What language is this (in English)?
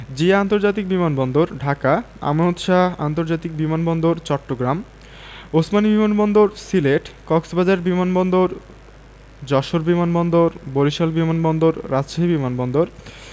Bangla